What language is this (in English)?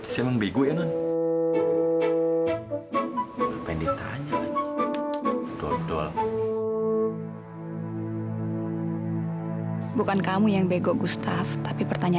Indonesian